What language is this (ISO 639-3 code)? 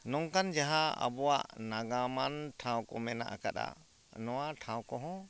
sat